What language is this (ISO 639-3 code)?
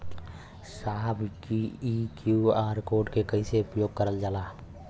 bho